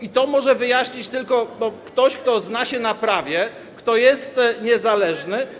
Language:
Polish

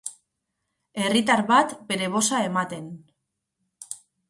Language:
Basque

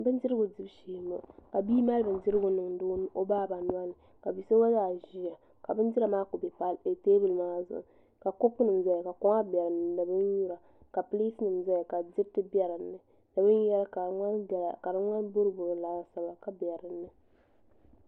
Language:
Dagbani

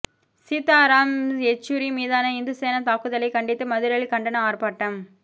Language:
Tamil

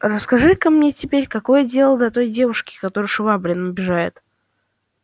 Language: Russian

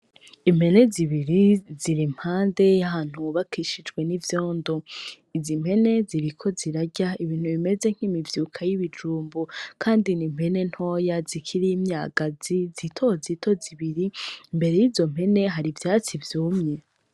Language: Rundi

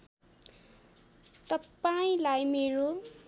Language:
Nepali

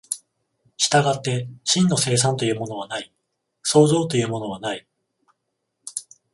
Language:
Japanese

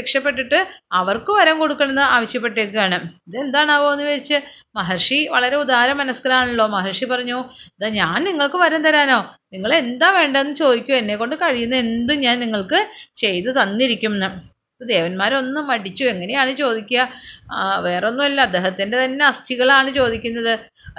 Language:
Malayalam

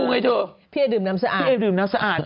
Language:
Thai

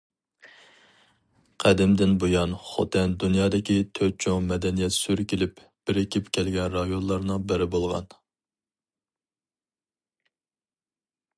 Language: Uyghur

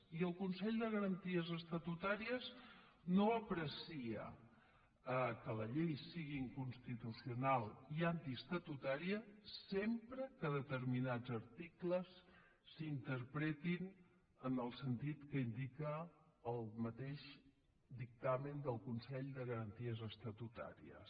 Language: Catalan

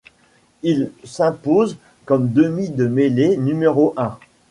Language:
French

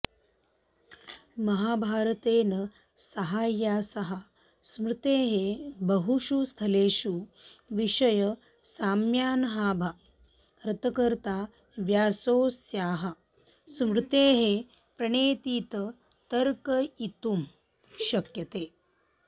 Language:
Sanskrit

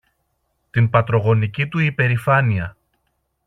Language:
Greek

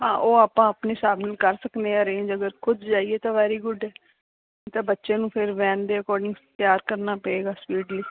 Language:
Punjabi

